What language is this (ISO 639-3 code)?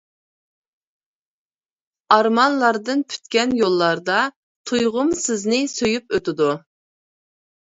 uig